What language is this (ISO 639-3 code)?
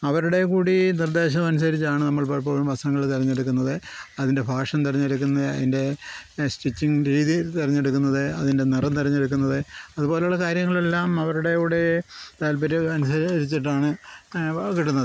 mal